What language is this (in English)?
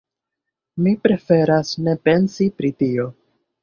Esperanto